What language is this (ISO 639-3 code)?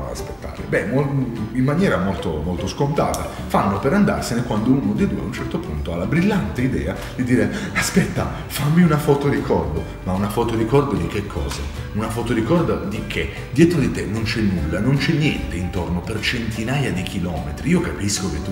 ita